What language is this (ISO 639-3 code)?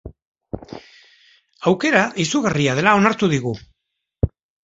eus